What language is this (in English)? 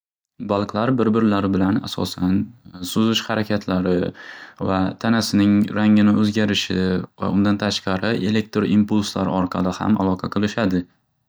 Uzbek